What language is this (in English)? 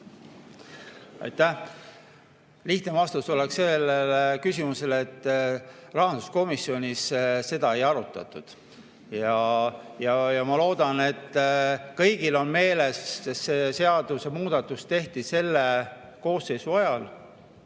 Estonian